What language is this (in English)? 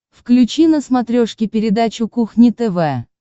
Russian